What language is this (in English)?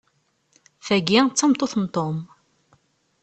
Kabyle